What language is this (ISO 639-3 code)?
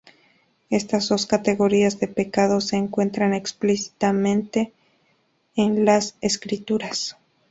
spa